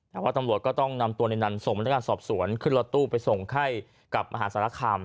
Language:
Thai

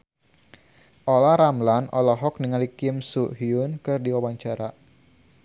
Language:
Sundanese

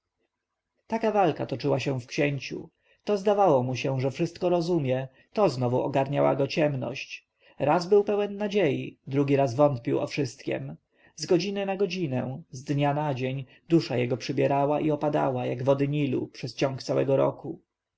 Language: Polish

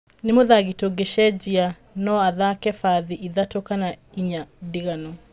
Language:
Kikuyu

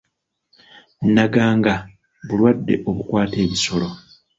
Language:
Ganda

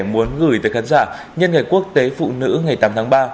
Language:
Vietnamese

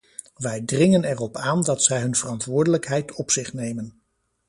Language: Dutch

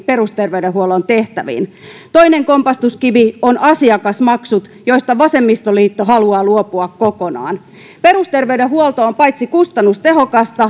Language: Finnish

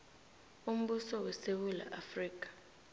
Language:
South Ndebele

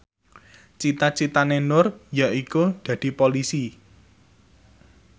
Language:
Javanese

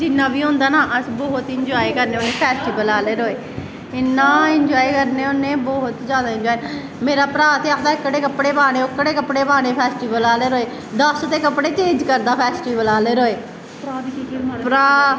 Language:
Dogri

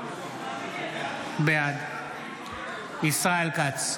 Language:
Hebrew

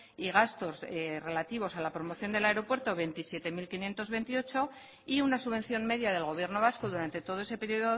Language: Spanish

